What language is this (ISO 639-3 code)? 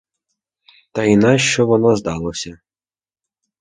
ukr